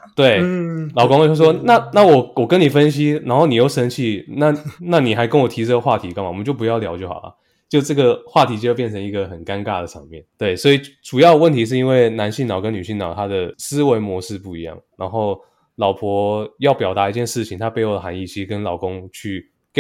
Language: Chinese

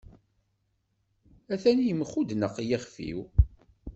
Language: Kabyle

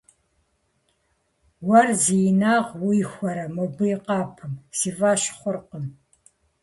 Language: Kabardian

